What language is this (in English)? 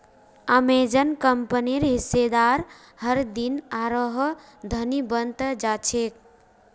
Magahi